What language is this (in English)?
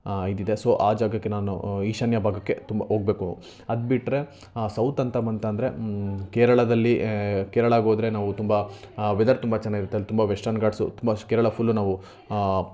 Kannada